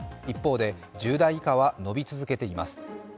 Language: Japanese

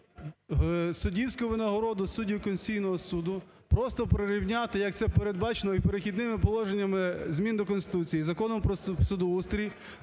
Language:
Ukrainian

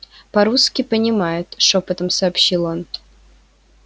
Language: Russian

